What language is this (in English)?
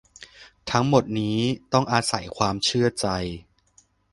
Thai